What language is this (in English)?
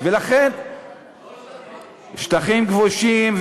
Hebrew